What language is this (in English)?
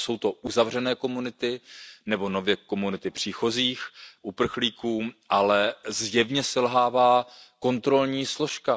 Czech